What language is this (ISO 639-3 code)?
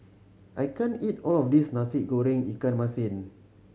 eng